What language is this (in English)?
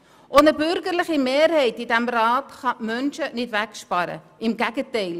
Swiss German